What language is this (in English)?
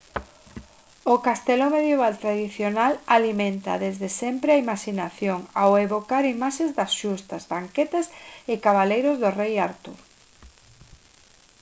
Galician